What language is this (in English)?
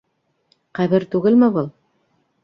Bashkir